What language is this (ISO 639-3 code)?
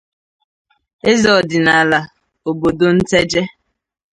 ibo